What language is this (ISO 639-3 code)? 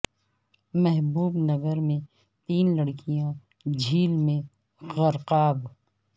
urd